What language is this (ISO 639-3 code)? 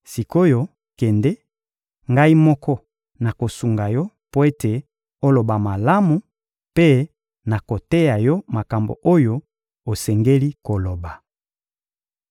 lin